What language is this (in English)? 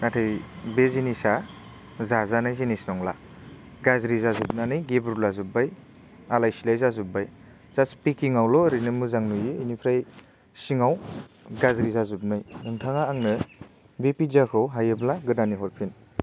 Bodo